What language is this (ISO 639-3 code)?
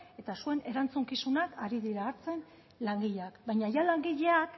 eus